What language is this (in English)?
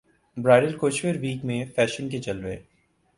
Urdu